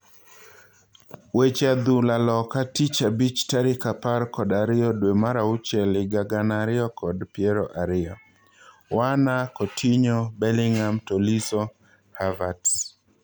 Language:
Luo (Kenya and Tanzania)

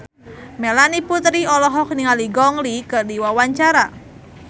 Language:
Sundanese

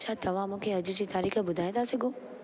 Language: Sindhi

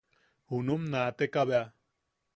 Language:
Yaqui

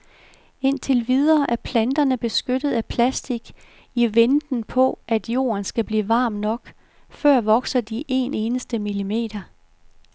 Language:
Danish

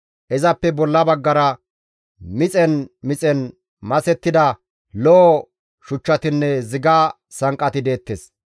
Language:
Gamo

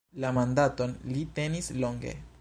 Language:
Esperanto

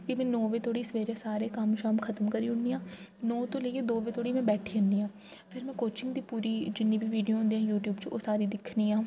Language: Dogri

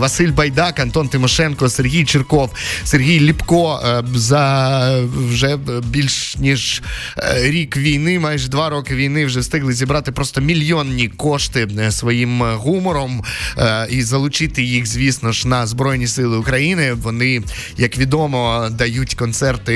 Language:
Ukrainian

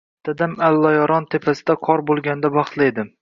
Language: Uzbek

